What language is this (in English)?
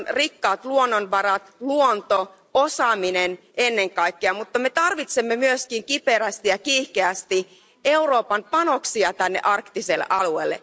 Finnish